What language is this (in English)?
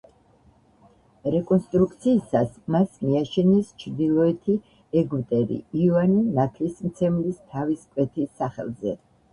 Georgian